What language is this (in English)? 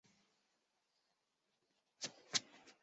Chinese